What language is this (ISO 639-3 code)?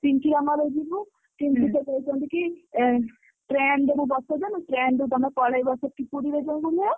ori